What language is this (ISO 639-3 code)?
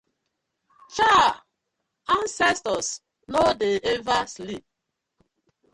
pcm